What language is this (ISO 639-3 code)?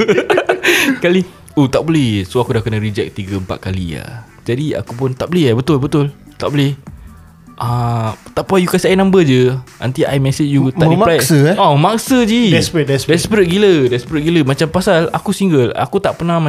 msa